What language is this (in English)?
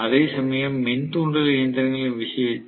Tamil